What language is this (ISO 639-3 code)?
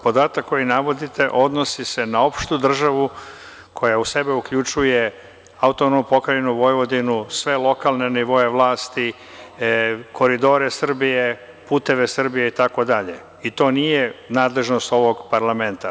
srp